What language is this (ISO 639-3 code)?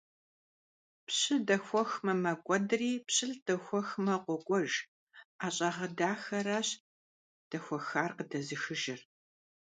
kbd